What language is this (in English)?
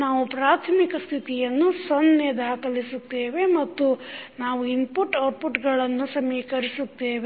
Kannada